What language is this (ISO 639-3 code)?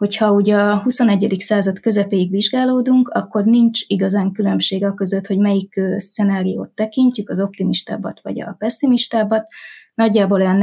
hun